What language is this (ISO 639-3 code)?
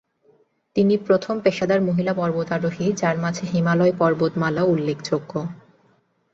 ben